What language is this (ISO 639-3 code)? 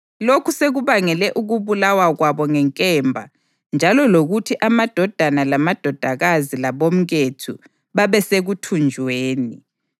nde